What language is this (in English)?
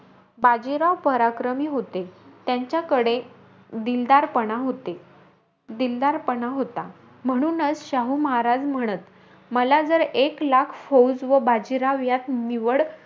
Marathi